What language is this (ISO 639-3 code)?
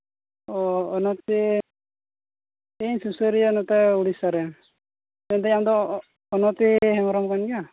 sat